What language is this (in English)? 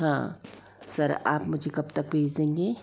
Hindi